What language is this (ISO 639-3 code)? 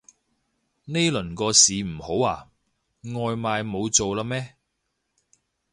yue